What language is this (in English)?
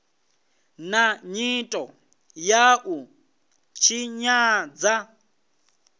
Venda